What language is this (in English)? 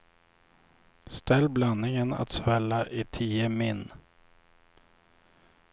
Swedish